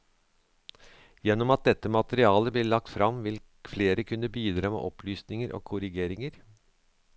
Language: Norwegian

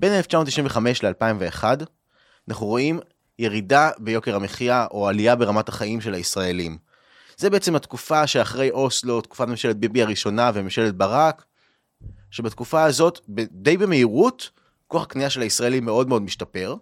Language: Hebrew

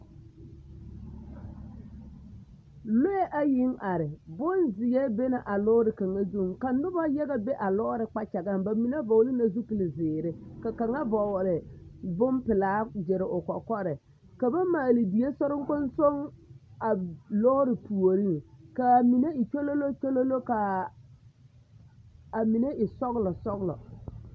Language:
Southern Dagaare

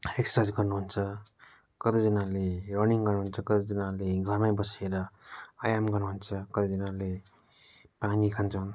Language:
Nepali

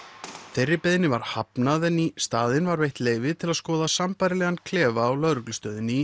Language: Icelandic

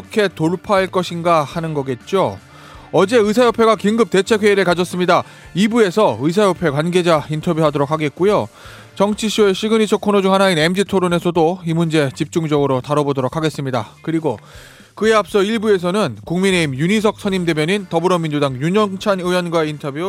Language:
Korean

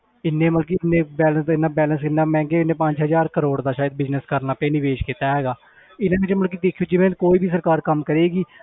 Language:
Punjabi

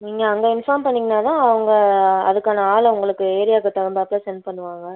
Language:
Tamil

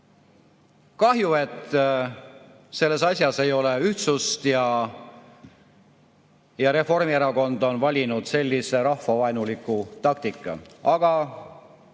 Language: Estonian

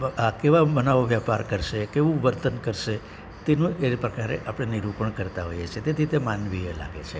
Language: Gujarati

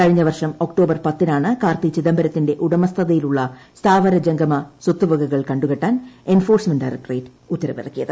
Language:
Malayalam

